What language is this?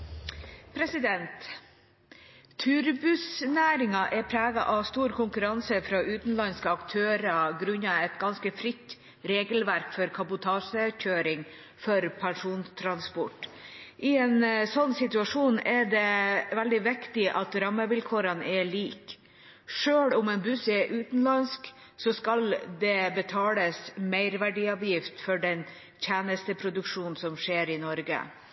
Norwegian Nynorsk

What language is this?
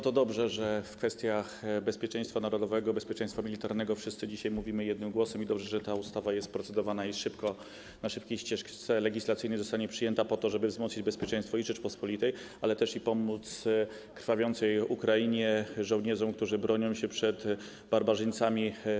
Polish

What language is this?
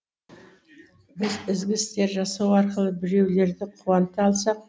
Kazakh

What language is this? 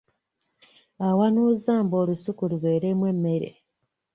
Ganda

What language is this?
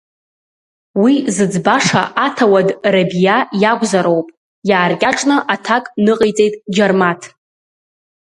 Abkhazian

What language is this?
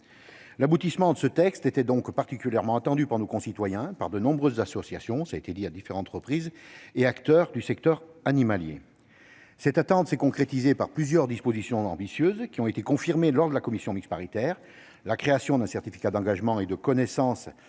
French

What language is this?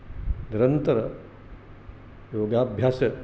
Sanskrit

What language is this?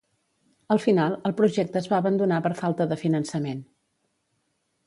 Catalan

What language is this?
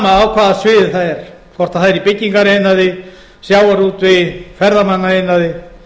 Icelandic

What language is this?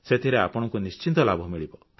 Odia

